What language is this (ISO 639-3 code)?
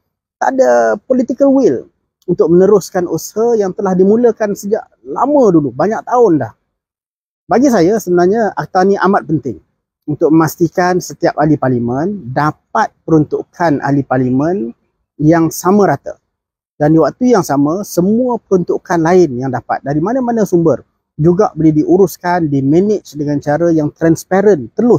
msa